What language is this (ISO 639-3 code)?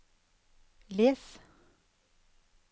nor